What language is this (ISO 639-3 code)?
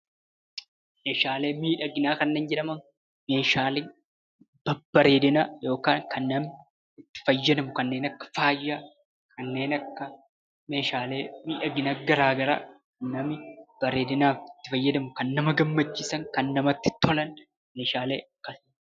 orm